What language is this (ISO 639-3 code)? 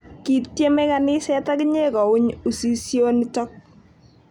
kln